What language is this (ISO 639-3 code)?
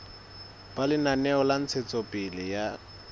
sot